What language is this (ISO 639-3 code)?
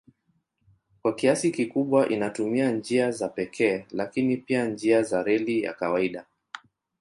swa